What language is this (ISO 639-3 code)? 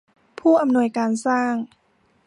tha